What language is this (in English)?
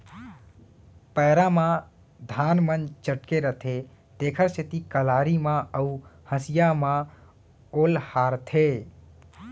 Chhattisgarhi